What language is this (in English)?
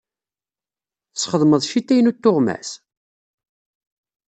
Kabyle